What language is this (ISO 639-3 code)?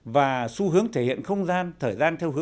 vie